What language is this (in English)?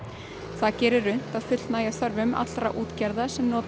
Icelandic